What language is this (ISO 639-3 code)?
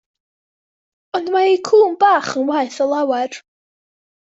cym